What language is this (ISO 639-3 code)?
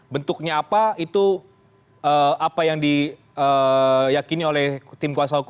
ind